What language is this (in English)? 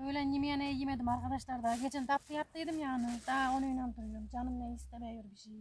Turkish